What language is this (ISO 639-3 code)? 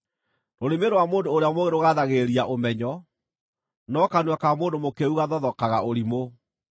kik